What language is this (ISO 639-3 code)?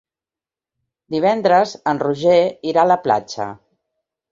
cat